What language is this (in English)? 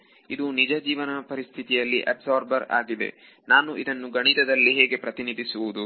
Kannada